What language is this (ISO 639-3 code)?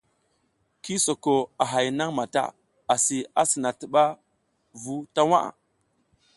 giz